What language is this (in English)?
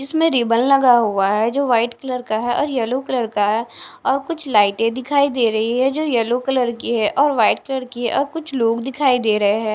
Hindi